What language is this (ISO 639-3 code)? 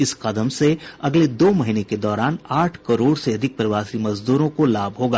hin